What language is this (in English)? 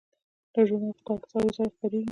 Pashto